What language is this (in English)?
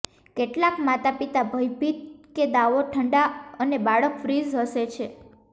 Gujarati